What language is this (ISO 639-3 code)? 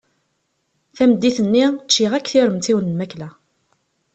kab